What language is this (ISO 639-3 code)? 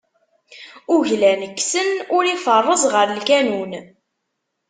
kab